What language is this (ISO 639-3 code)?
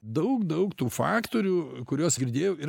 lit